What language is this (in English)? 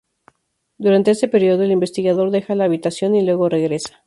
Spanish